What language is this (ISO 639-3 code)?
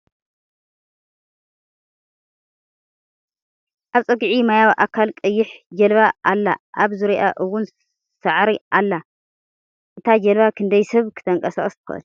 tir